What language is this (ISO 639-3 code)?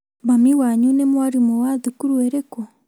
kik